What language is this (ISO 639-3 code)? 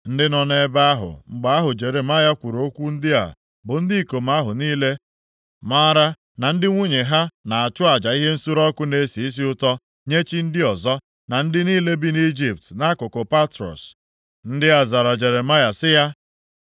ibo